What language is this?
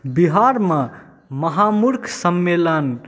Maithili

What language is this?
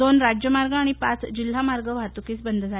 Marathi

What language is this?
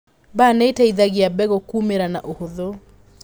Kikuyu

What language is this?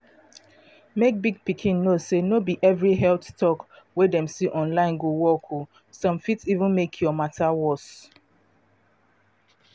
Nigerian Pidgin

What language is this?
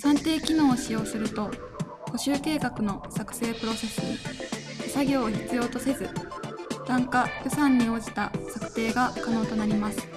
Japanese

